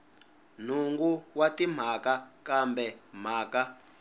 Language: Tsonga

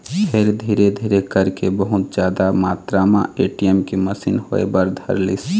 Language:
Chhattisgarhi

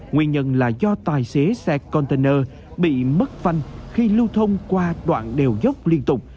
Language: Vietnamese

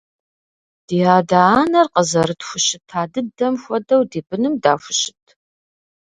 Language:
Kabardian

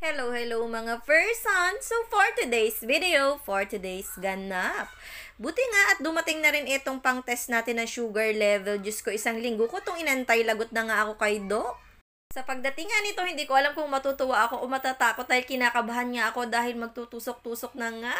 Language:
Filipino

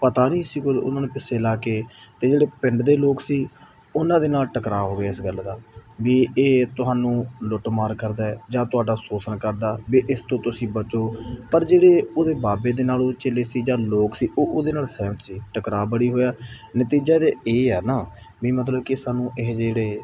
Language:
Punjabi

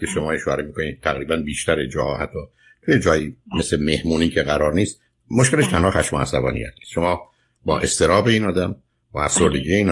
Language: Persian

